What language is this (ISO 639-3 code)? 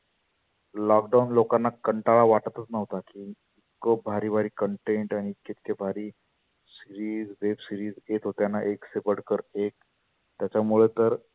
mar